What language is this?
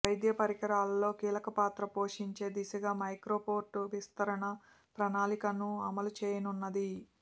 Telugu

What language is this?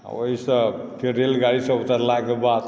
Maithili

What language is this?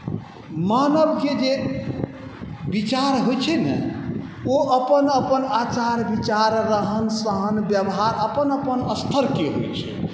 Maithili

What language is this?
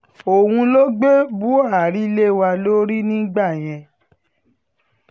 Yoruba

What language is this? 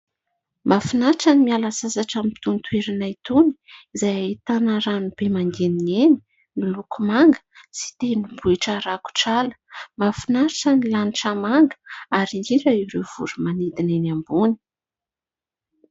Malagasy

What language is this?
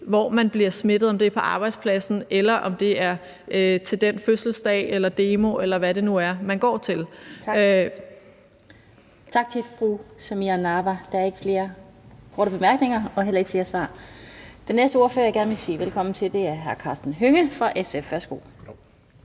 Danish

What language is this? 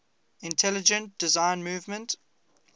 English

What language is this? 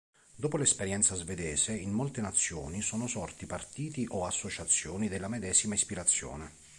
Italian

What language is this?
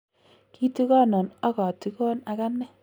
Kalenjin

